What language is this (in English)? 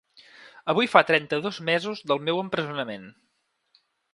Catalan